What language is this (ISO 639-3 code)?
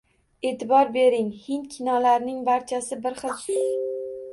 uzb